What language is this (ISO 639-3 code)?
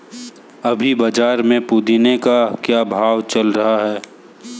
hin